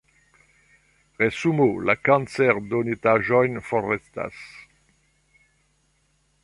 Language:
Esperanto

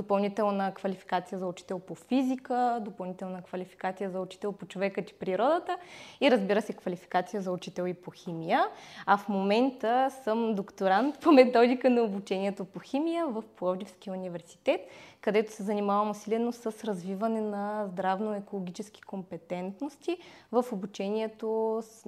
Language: Bulgarian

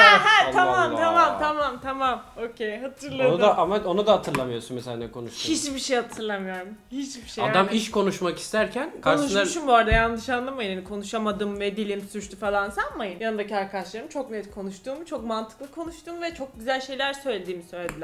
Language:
Turkish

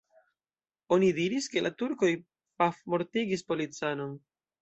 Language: Esperanto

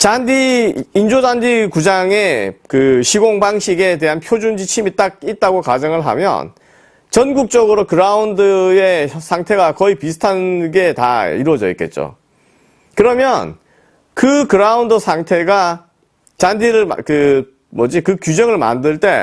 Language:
Korean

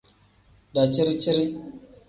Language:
Tem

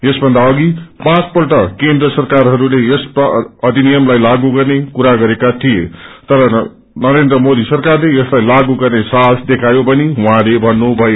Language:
Nepali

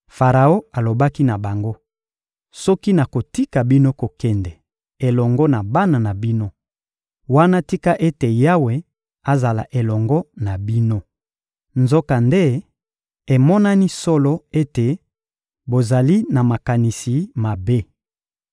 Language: Lingala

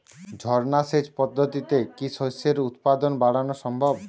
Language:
Bangla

